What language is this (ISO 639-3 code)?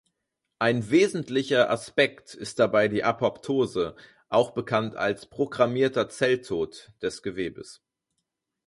deu